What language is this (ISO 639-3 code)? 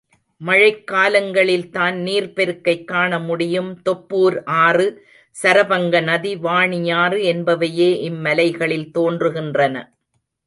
tam